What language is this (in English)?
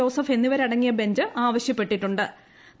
Malayalam